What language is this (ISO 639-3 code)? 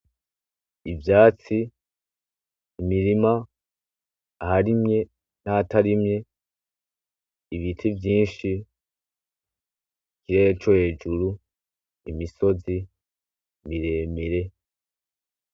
run